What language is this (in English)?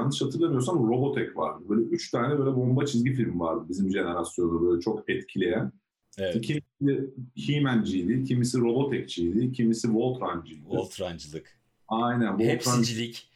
Turkish